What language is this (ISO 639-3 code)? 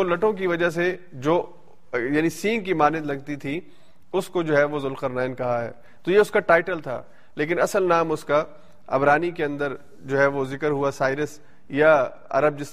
urd